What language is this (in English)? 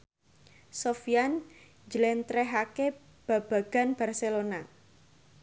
Javanese